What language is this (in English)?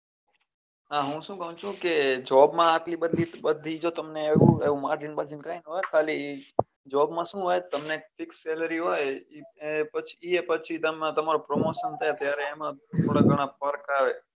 Gujarati